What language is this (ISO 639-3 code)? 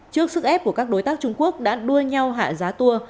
vie